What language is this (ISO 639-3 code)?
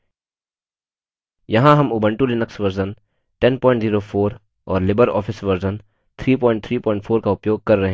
hin